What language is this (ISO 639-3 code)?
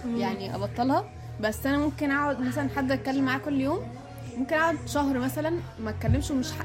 ara